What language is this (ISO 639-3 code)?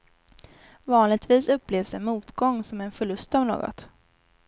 swe